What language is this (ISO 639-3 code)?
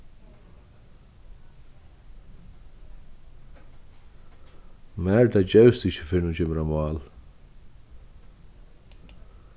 fao